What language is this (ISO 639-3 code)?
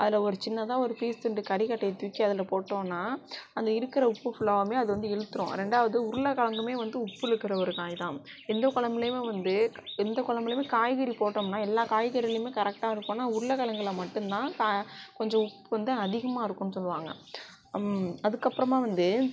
tam